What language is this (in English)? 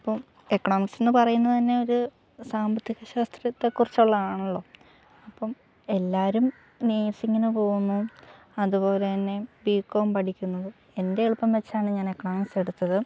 Malayalam